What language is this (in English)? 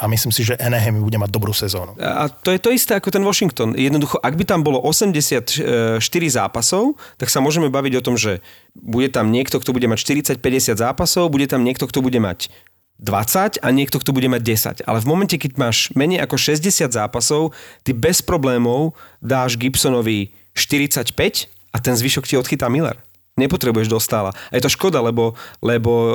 Slovak